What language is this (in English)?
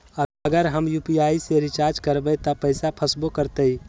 Magahi